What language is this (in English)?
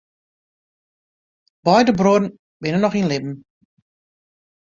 Western Frisian